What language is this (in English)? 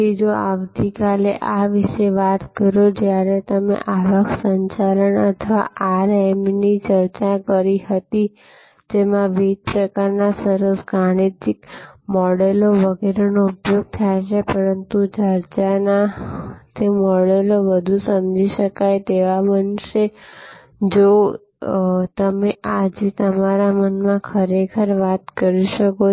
Gujarati